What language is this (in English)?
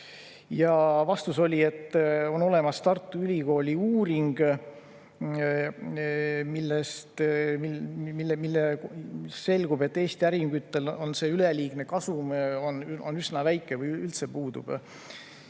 Estonian